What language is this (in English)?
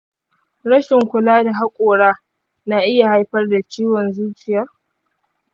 Hausa